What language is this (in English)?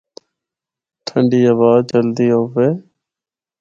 Northern Hindko